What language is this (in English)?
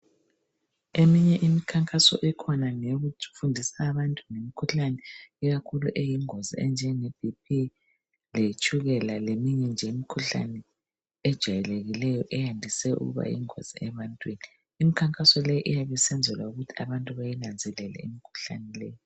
North Ndebele